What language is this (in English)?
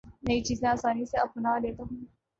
Urdu